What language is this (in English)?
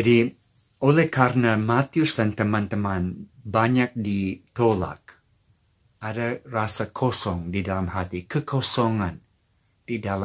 Indonesian